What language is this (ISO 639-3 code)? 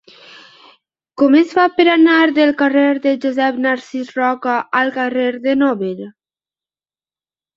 cat